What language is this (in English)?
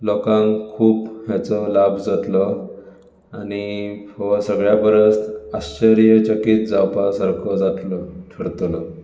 Konkani